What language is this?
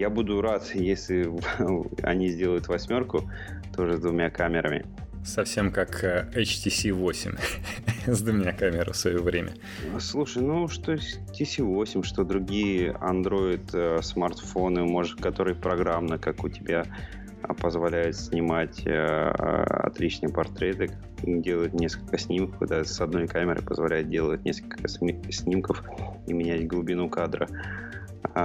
Russian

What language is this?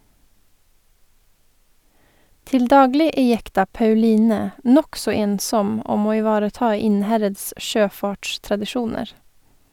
Norwegian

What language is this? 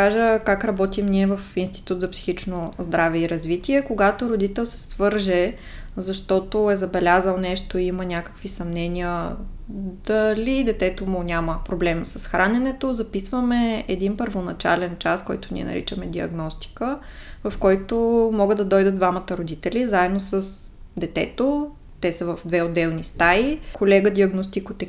Bulgarian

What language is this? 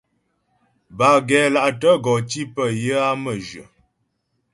Ghomala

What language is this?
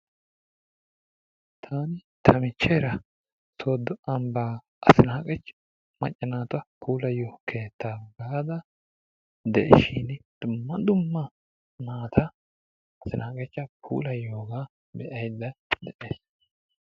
Wolaytta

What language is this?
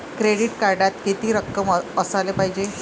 Marathi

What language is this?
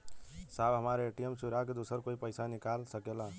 Bhojpuri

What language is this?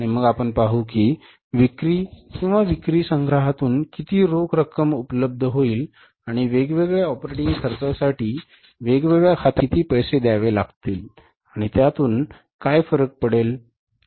Marathi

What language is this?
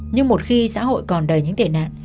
Vietnamese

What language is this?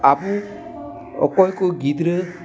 Santali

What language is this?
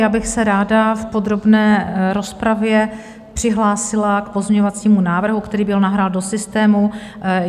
Czech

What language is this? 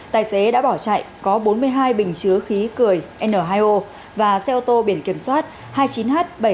Vietnamese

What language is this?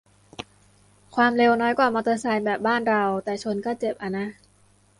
Thai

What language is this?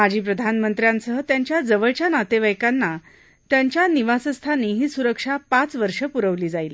Marathi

